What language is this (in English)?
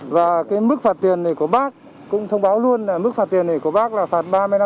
Vietnamese